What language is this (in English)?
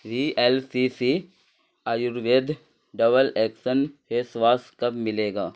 Urdu